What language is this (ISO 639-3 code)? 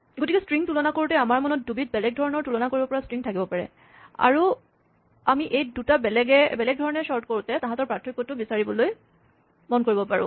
asm